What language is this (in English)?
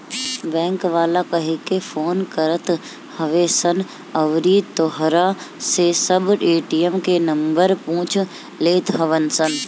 Bhojpuri